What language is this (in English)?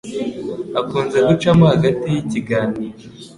Kinyarwanda